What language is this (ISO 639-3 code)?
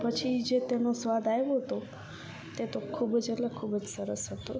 guj